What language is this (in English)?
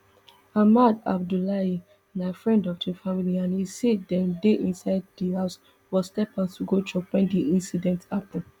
Nigerian Pidgin